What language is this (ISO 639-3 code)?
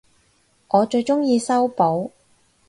yue